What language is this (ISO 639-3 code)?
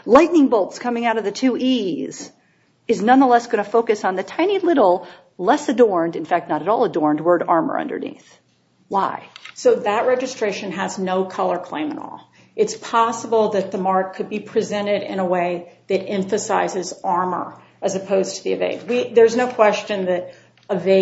eng